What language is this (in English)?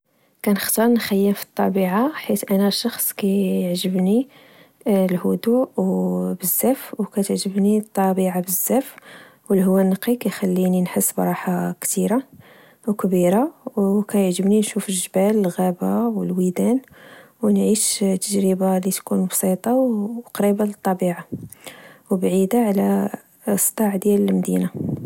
Moroccan Arabic